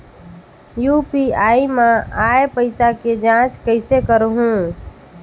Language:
Chhattisgarhi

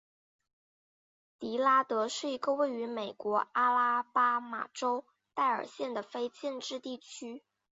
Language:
Chinese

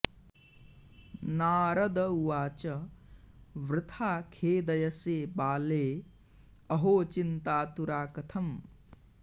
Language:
Sanskrit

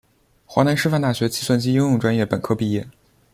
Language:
Chinese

